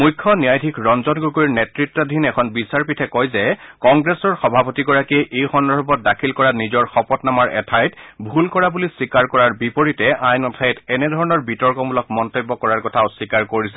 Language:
Assamese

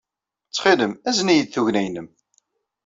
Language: Kabyle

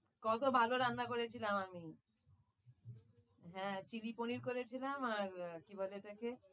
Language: Bangla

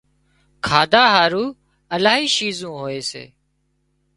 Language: Wadiyara Koli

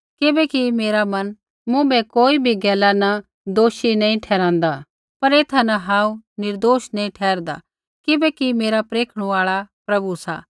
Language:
Kullu Pahari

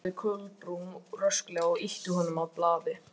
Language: Icelandic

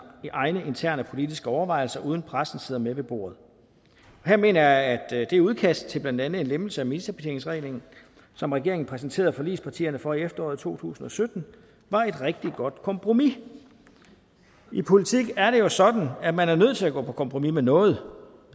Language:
Danish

